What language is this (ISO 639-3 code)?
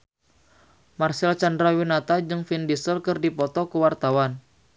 sun